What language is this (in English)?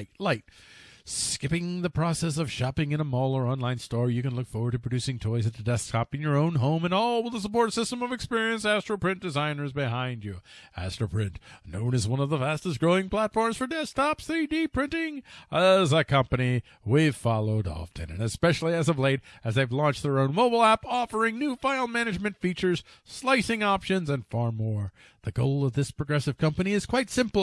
English